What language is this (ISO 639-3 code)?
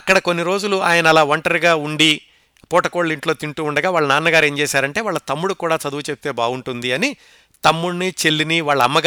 tel